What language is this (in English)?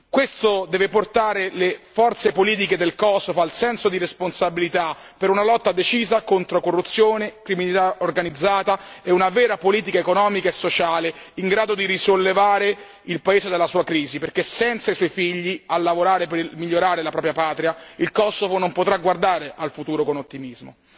Italian